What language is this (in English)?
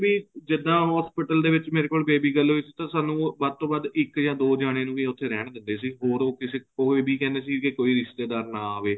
Punjabi